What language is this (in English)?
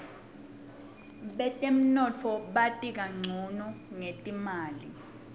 Swati